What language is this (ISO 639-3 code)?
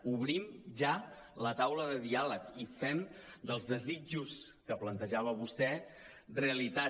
cat